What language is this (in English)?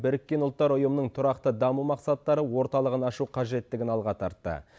Kazakh